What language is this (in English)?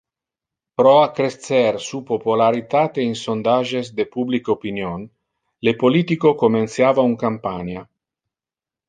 Interlingua